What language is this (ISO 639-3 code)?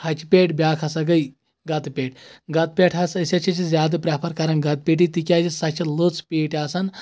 kas